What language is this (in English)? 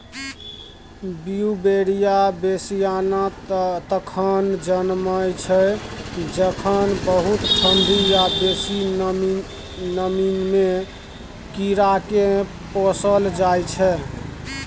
Maithili